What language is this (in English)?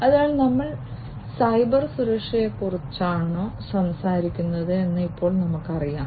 Malayalam